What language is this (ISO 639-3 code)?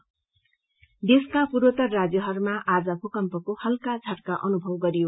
nep